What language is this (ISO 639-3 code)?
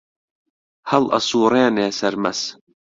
ckb